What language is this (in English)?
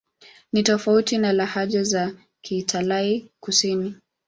Swahili